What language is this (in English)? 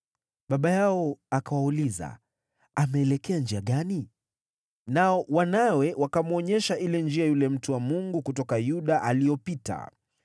Swahili